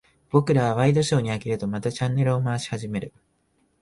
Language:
Japanese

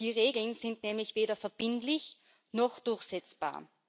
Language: German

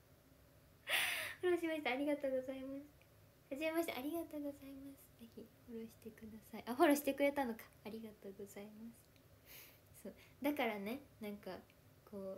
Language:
Japanese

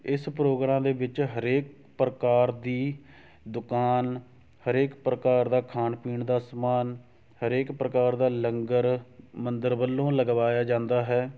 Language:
Punjabi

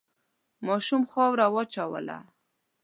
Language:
Pashto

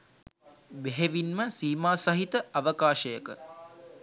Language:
Sinhala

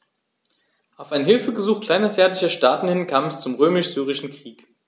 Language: German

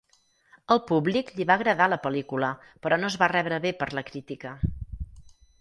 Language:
Catalan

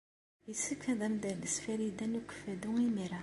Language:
Kabyle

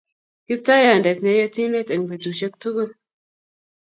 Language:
Kalenjin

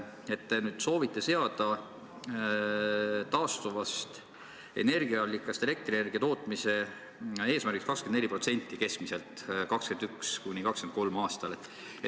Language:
Estonian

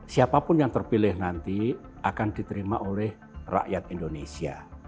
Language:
Indonesian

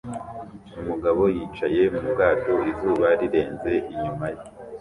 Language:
Kinyarwanda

